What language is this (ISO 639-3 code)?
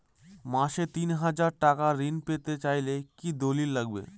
ben